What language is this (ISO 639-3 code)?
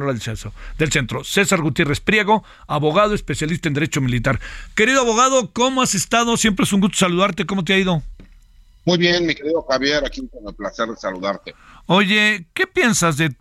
spa